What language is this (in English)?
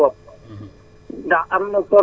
Wolof